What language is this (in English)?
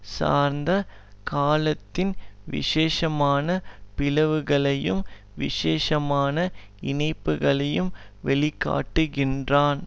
Tamil